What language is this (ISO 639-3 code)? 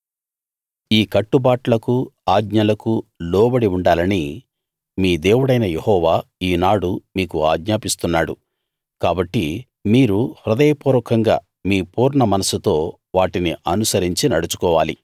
tel